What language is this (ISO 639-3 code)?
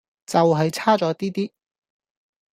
yue